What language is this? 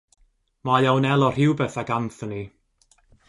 Welsh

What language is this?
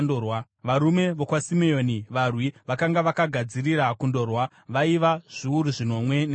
Shona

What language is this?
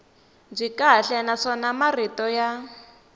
Tsonga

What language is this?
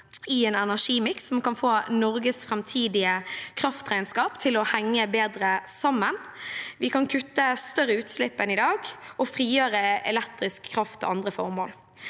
Norwegian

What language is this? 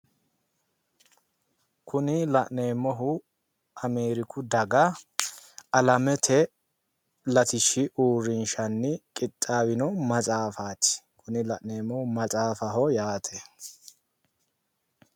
Sidamo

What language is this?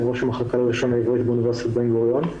Hebrew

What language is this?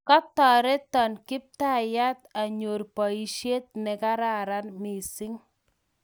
Kalenjin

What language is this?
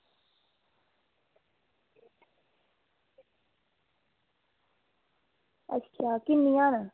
Dogri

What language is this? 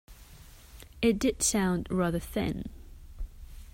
English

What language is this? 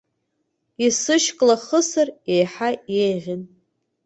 Abkhazian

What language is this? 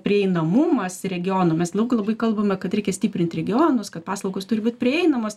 Lithuanian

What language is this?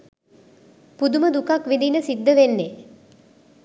Sinhala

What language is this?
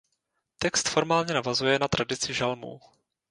Czech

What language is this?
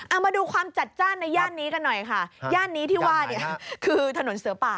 Thai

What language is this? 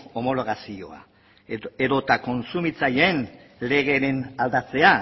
Basque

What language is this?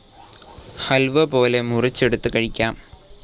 Malayalam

